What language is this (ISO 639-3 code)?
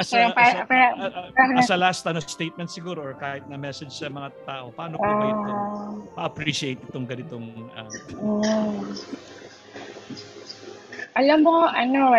fil